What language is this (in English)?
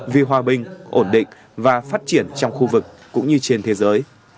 Vietnamese